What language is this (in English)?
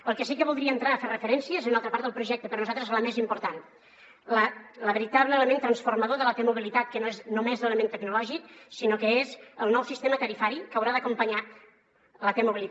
Catalan